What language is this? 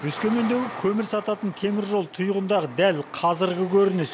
Kazakh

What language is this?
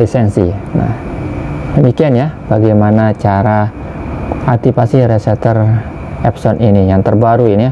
Indonesian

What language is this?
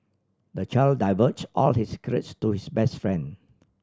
English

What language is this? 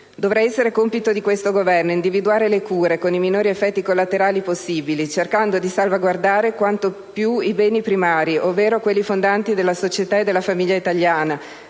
Italian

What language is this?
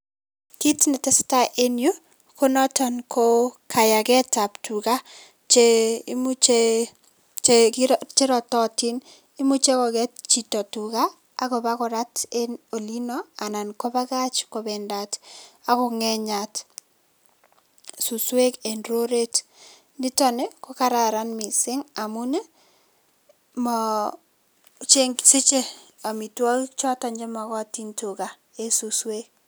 Kalenjin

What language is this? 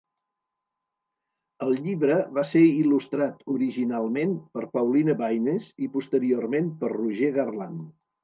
Catalan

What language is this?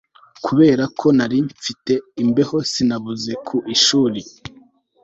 Kinyarwanda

